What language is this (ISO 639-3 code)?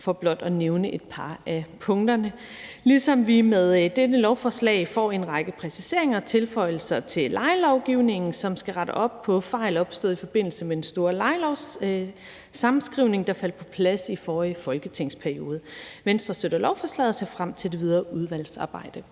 dan